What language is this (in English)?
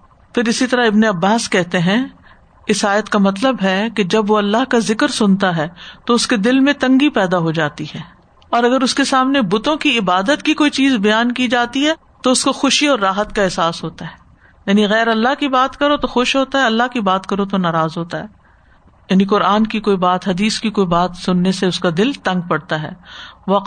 Urdu